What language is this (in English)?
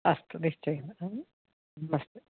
Sanskrit